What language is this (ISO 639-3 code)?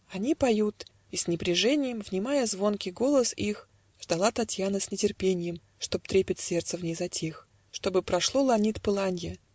rus